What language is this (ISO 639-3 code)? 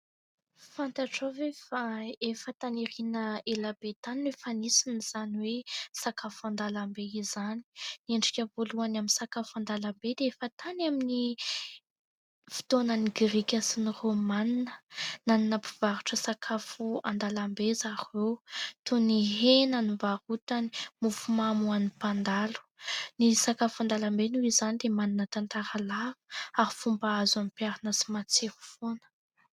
mlg